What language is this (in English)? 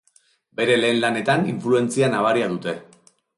Basque